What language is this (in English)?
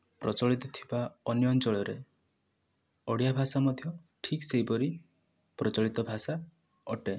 Odia